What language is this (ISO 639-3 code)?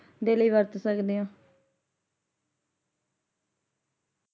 pan